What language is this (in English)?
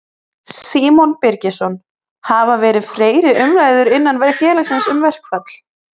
Icelandic